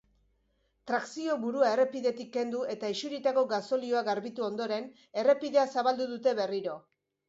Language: Basque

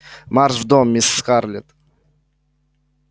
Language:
Russian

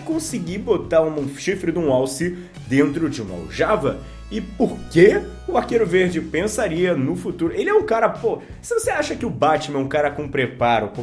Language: Portuguese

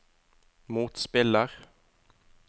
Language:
Norwegian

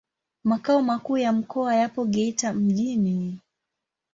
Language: Swahili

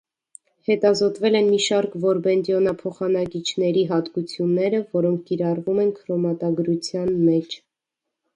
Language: Armenian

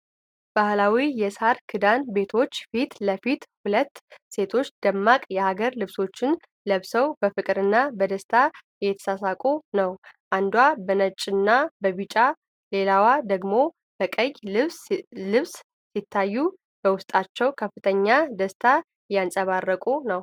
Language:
Amharic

